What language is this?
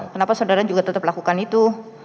Indonesian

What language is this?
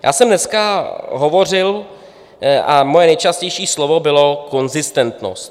Czech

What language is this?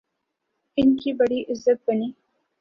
Urdu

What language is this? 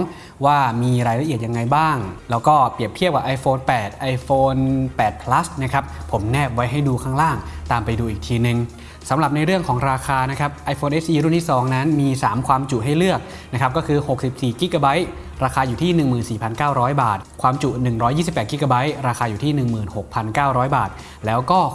Thai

